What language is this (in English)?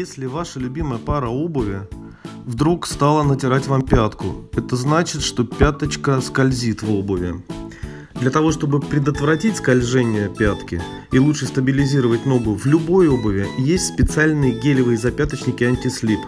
Russian